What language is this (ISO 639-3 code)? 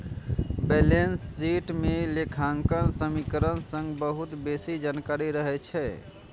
mai